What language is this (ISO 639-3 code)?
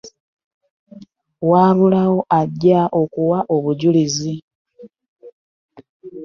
lug